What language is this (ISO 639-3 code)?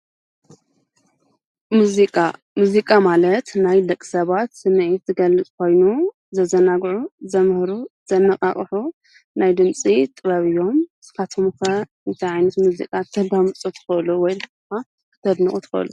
tir